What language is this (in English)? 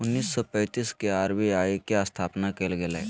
Magahi